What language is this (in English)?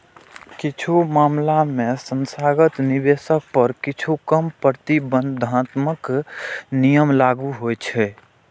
Maithili